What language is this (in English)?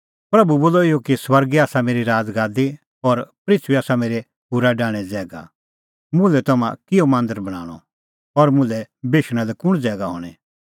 Kullu Pahari